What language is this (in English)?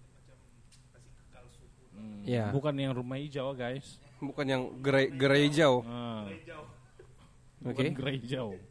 Malay